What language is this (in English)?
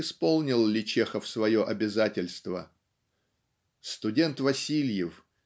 Russian